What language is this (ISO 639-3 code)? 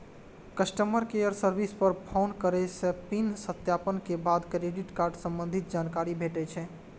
mai